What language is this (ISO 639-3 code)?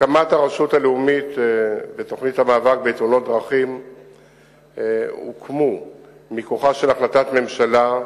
heb